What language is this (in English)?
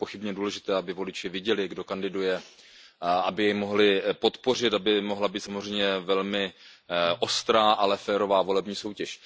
Czech